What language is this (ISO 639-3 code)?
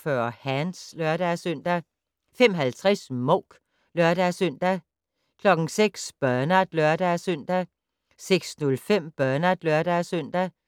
dan